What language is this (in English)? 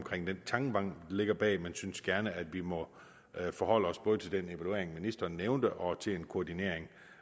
Danish